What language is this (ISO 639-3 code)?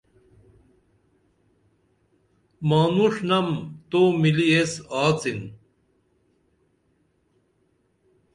dml